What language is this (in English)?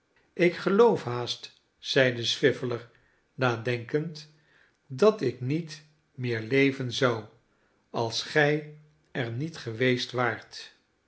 Dutch